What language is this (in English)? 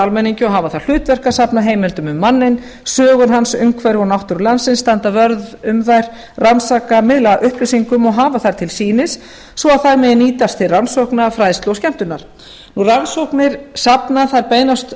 Icelandic